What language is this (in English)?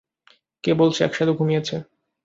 Bangla